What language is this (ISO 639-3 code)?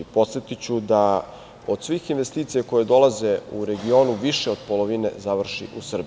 srp